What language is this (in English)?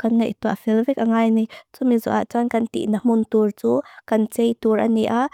Mizo